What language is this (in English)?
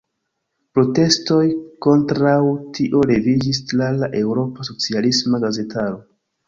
Esperanto